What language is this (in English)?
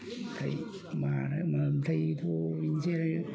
Bodo